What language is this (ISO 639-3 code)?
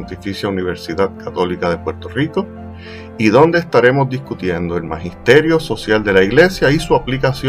spa